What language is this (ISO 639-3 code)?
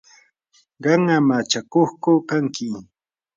qur